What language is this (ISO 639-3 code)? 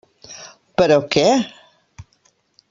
cat